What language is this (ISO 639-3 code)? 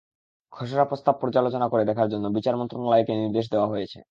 ben